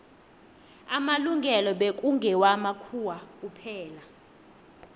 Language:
South Ndebele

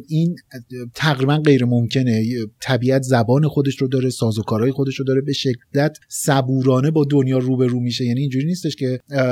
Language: Persian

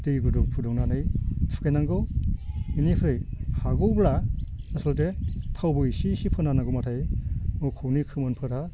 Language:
Bodo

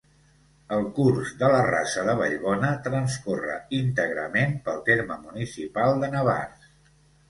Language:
Catalan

